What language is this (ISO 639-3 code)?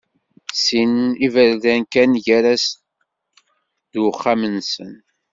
kab